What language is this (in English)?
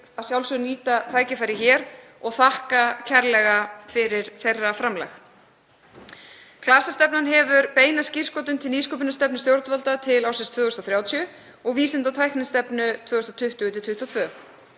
Icelandic